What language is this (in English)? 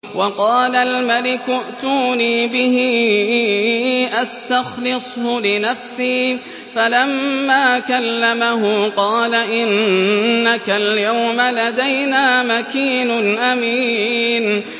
Arabic